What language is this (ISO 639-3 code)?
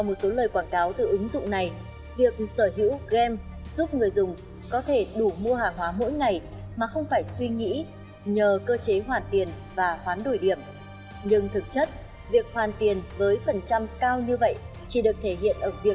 vie